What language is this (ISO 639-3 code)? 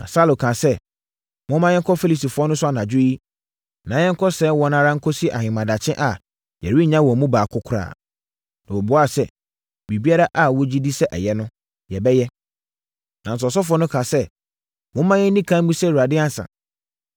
aka